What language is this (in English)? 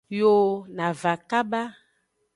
Aja (Benin)